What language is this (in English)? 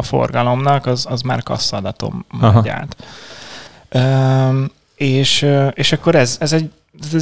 Hungarian